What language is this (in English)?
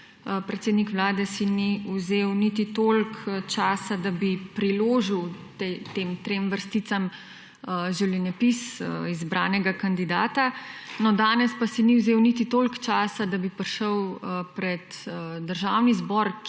Slovenian